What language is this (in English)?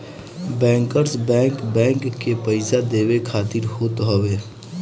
Bhojpuri